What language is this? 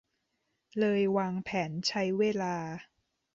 Thai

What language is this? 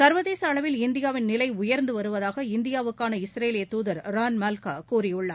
Tamil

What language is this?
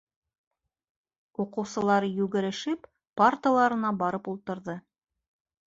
Bashkir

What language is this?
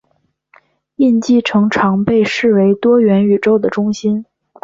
Chinese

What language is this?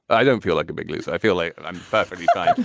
English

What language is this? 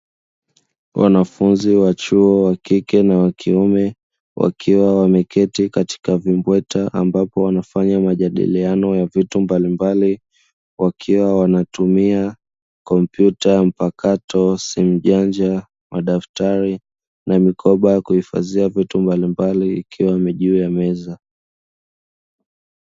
Swahili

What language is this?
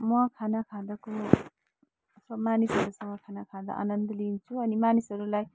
Nepali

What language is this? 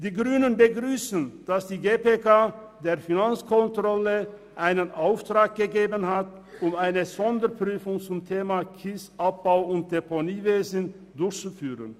Swiss German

